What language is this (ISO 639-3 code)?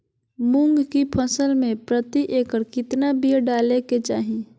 mag